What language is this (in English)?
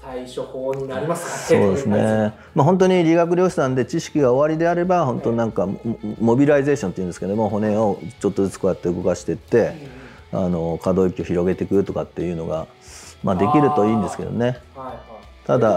Japanese